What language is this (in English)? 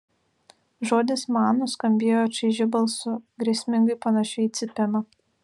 Lithuanian